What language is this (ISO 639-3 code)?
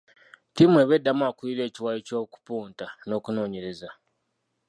lug